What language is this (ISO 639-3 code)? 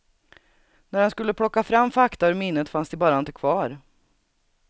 swe